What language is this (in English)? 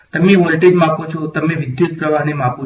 Gujarati